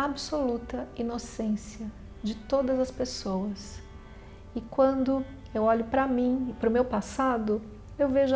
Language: Portuguese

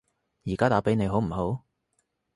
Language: Cantonese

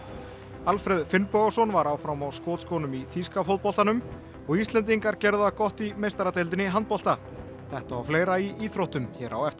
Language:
Icelandic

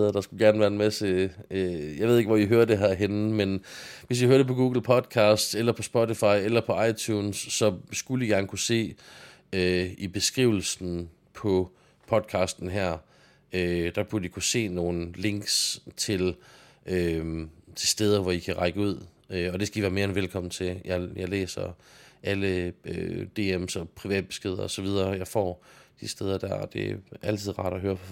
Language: Danish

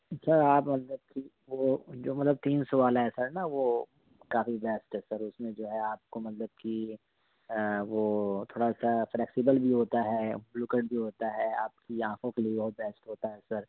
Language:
Urdu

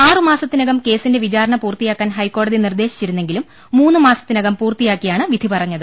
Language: Malayalam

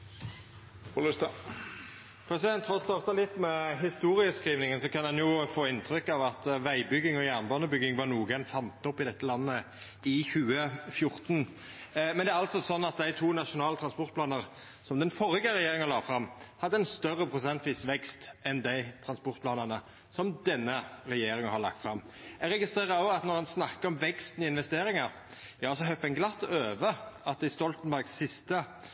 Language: Norwegian Nynorsk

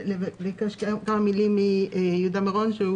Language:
Hebrew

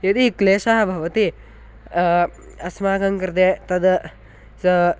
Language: Sanskrit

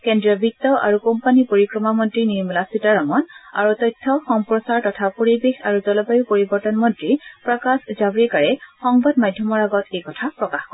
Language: Assamese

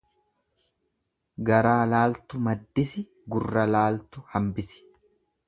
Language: Oromo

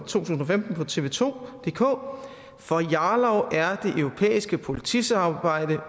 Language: Danish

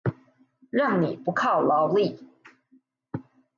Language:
Chinese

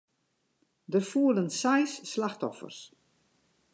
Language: Western Frisian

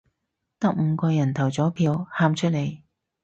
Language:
Cantonese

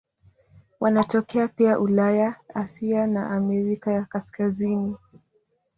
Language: Swahili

